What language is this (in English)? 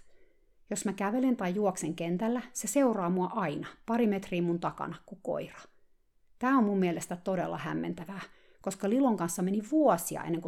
Finnish